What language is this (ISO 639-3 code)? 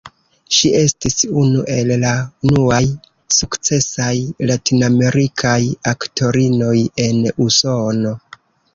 epo